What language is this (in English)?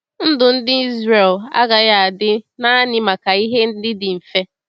Igbo